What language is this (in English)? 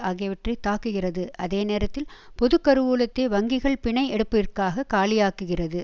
Tamil